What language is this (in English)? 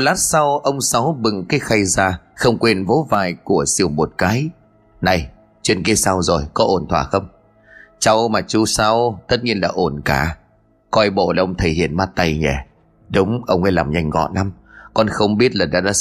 Vietnamese